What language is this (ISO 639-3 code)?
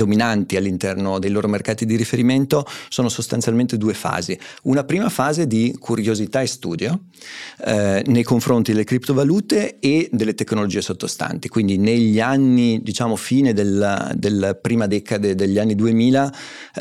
ita